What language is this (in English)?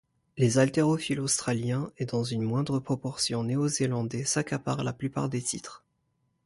French